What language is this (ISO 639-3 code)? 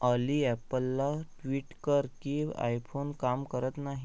mar